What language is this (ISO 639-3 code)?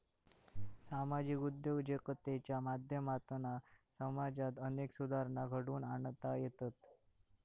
mar